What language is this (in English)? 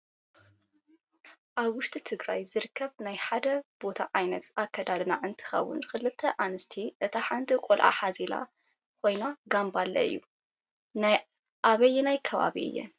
Tigrinya